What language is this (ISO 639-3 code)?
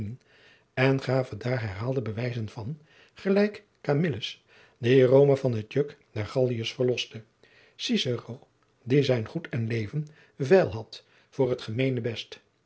nld